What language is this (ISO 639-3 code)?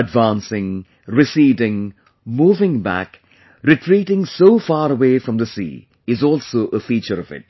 eng